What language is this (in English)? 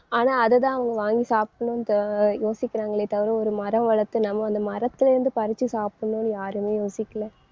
Tamil